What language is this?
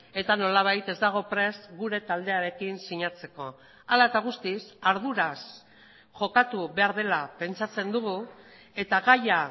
Basque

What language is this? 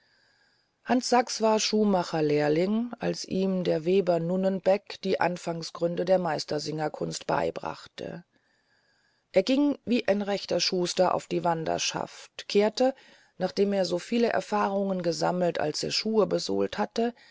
German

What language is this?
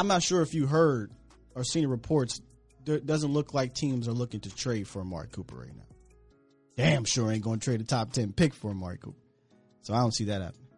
English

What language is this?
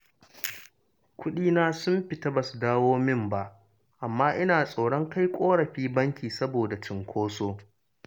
Hausa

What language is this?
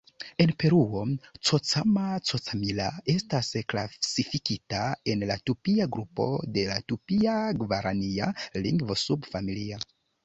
Esperanto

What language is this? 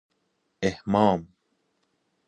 Persian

